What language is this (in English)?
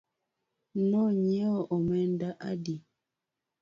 Luo (Kenya and Tanzania)